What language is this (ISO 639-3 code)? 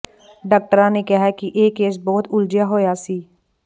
pan